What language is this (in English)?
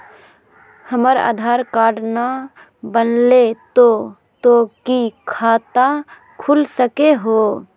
Magahi